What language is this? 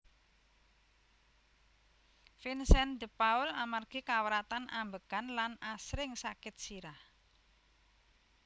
Javanese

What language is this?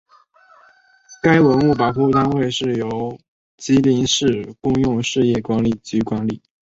Chinese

